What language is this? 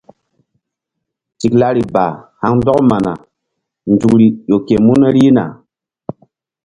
Mbum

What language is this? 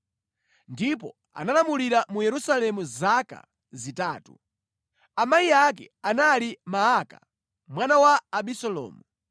Nyanja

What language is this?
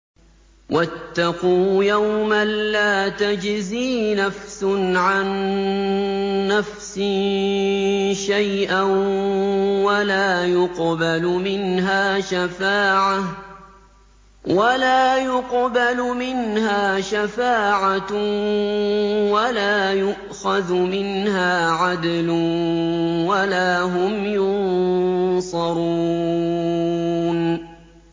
Arabic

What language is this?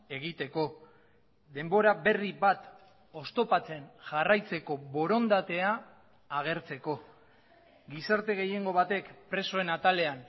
Basque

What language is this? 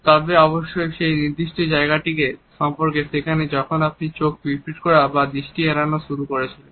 Bangla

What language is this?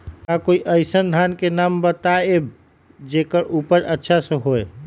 Magahi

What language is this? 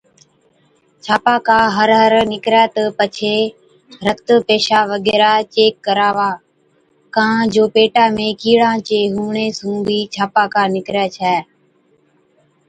Od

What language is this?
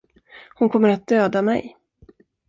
Swedish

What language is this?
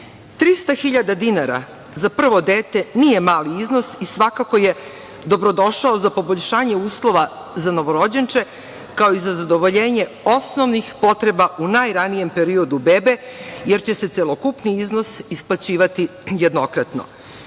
Serbian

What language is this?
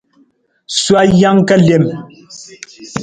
Nawdm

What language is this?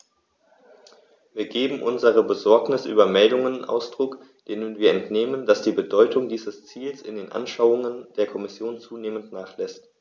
German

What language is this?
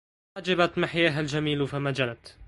Arabic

